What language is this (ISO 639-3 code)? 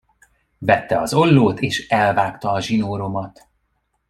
hun